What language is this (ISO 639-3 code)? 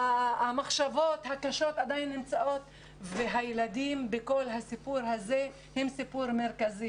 heb